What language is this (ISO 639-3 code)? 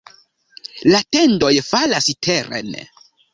epo